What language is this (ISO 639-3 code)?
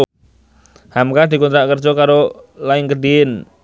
jav